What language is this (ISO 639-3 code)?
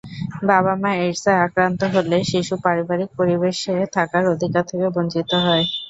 ben